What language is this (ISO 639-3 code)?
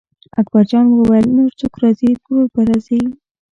pus